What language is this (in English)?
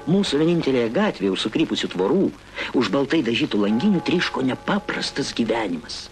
Lithuanian